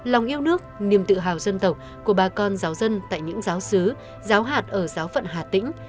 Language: Vietnamese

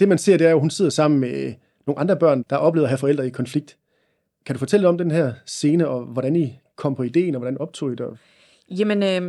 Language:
Danish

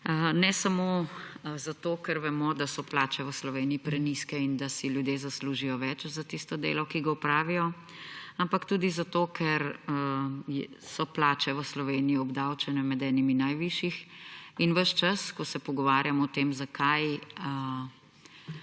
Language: Slovenian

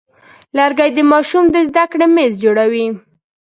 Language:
Pashto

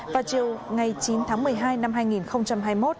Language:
Vietnamese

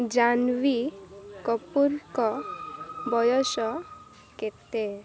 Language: Odia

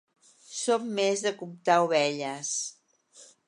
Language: Catalan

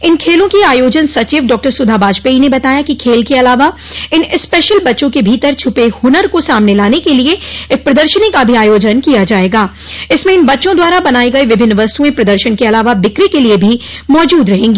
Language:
Hindi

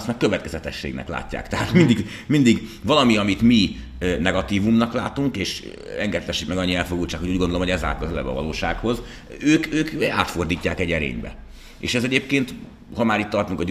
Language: Hungarian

